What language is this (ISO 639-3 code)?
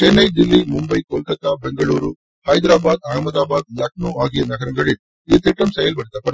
tam